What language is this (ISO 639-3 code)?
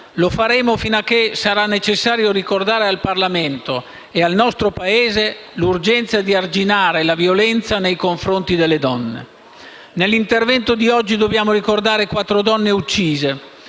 ita